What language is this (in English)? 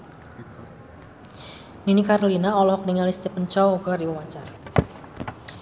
Sundanese